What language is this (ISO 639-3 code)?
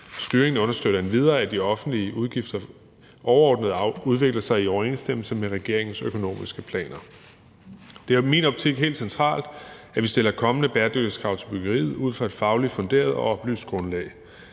dan